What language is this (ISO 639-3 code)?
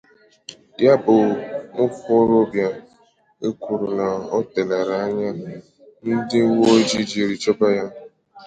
ibo